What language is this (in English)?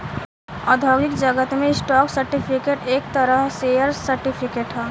Bhojpuri